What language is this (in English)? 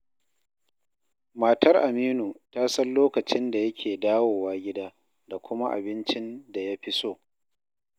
Hausa